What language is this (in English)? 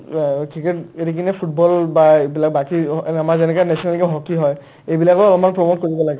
Assamese